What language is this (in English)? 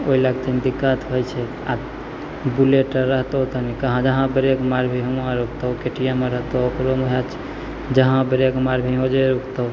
Maithili